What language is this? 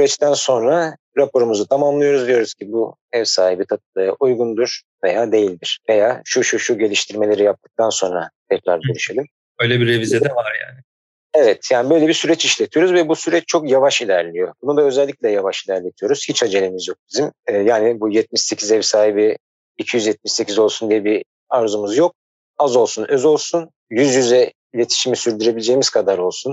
Turkish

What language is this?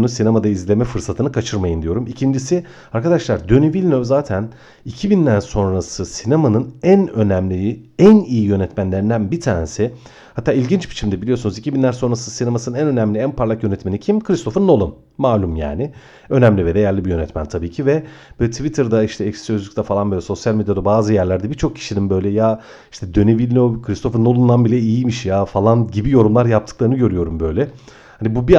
Turkish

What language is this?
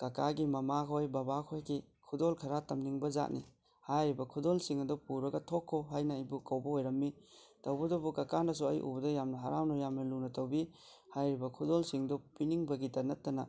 Manipuri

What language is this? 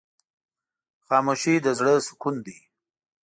Pashto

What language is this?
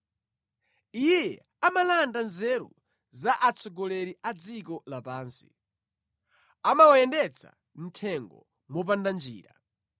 Nyanja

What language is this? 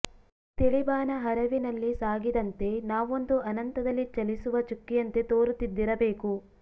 Kannada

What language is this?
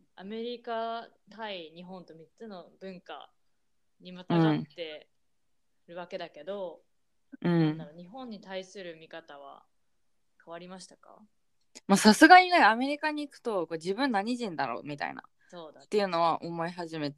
Japanese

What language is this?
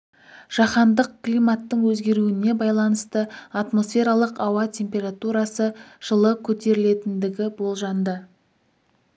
Kazakh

